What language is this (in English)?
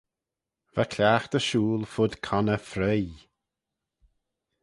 Manx